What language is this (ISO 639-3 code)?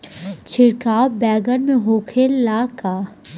bho